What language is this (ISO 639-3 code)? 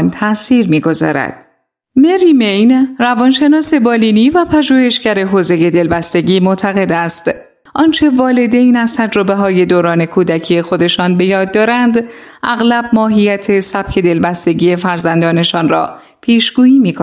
fas